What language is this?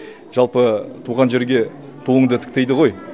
Kazakh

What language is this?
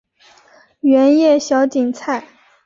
Chinese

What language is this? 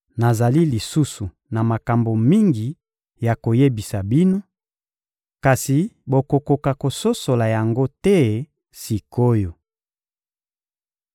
Lingala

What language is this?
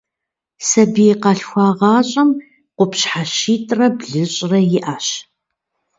Kabardian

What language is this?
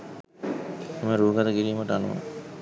Sinhala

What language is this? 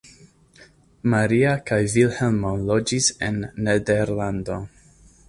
Esperanto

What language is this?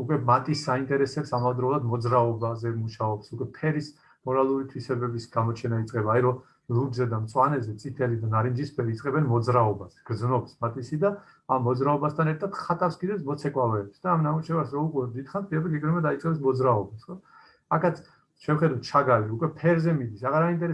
Turkish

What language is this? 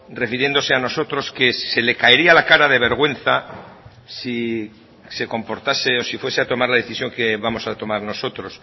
Spanish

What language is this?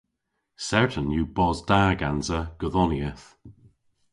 Cornish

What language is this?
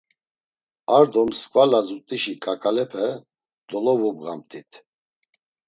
Laz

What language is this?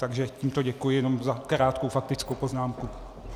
Czech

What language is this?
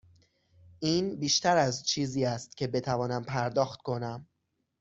Persian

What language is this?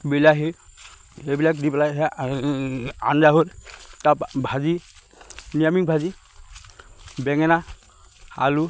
Assamese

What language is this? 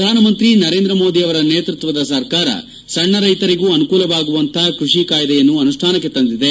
Kannada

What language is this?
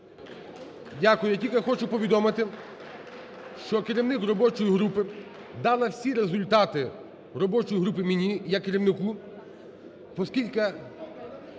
Ukrainian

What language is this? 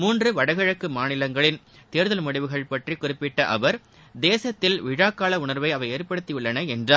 Tamil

